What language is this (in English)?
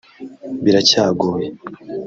Kinyarwanda